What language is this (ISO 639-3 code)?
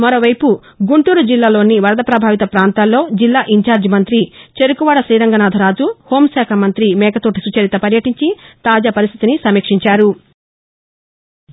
tel